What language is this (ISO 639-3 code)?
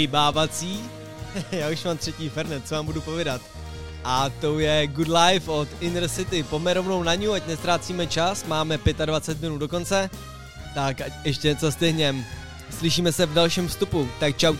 ces